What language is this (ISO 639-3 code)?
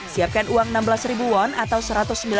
ind